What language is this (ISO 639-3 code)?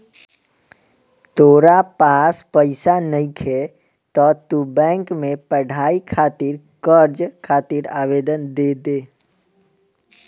bho